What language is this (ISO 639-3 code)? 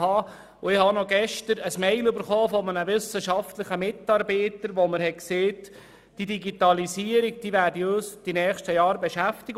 gsw